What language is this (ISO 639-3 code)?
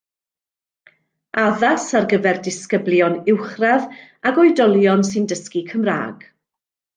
cym